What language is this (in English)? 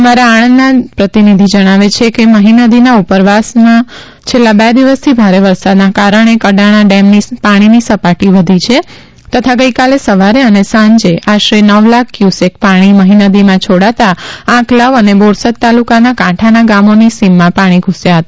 Gujarati